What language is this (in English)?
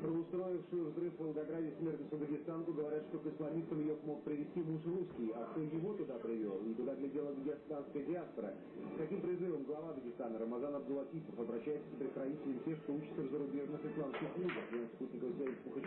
Russian